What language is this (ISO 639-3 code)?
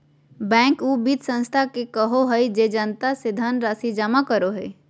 mag